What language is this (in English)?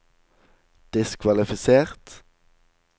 Norwegian